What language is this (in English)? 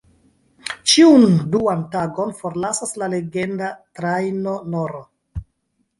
Esperanto